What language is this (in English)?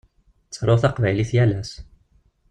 Kabyle